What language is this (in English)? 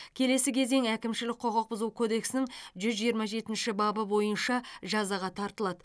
Kazakh